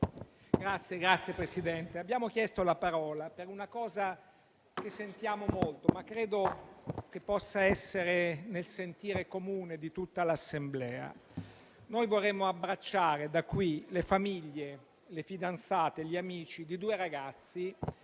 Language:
Italian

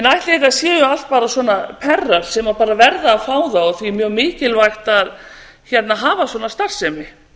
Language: Icelandic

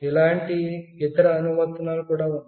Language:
Telugu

